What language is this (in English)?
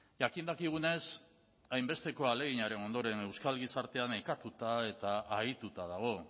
Basque